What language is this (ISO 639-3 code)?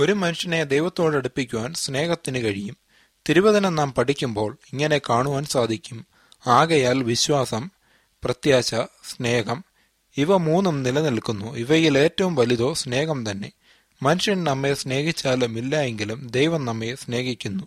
mal